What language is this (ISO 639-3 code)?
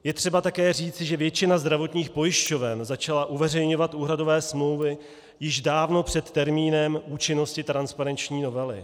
ces